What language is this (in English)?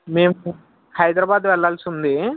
Telugu